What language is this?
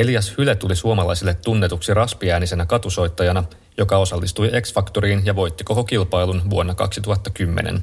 Finnish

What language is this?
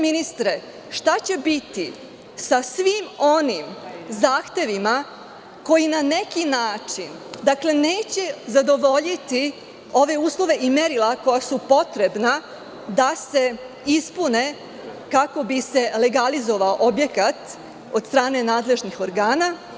Serbian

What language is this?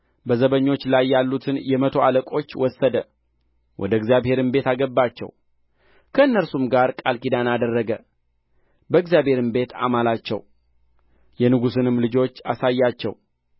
Amharic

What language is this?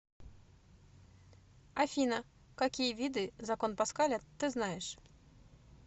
Russian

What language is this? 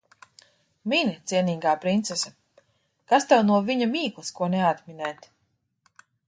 Latvian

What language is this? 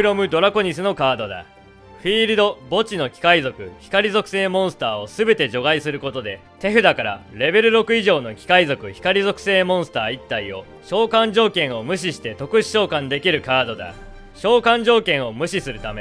Japanese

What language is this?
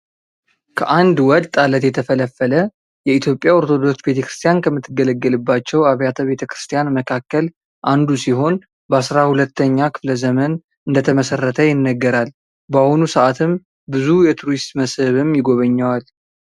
Amharic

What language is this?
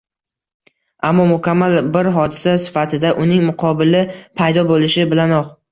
Uzbek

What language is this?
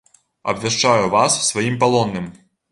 Belarusian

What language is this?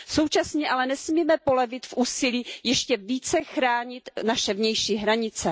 Czech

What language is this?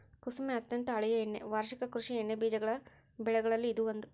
Kannada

